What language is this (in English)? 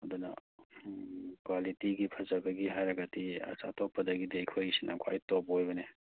Manipuri